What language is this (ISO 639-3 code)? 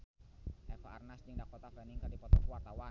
sun